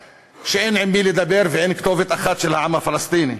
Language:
Hebrew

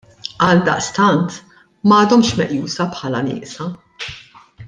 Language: Maltese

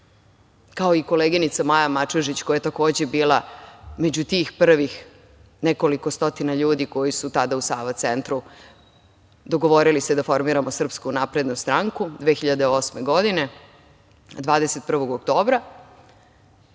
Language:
Serbian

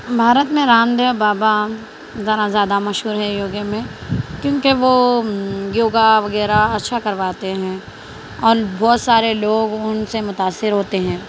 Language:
Urdu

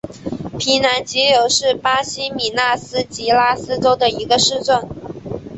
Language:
Chinese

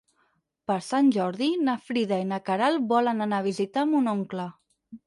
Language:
Catalan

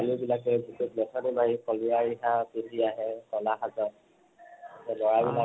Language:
Assamese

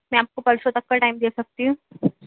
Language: Urdu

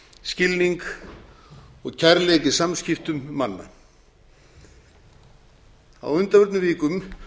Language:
Icelandic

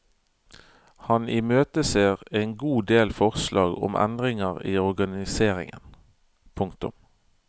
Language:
Norwegian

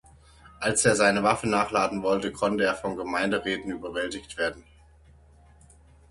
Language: German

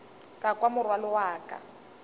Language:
Northern Sotho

